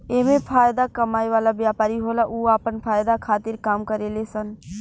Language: Bhojpuri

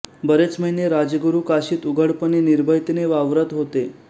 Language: Marathi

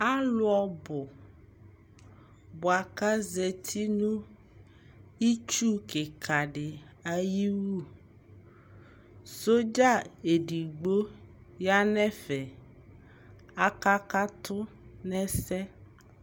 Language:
Ikposo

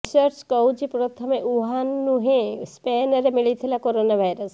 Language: Odia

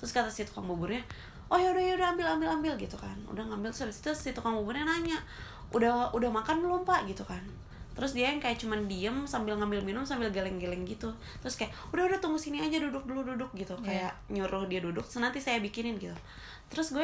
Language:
Indonesian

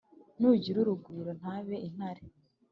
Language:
Kinyarwanda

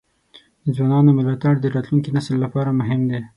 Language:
Pashto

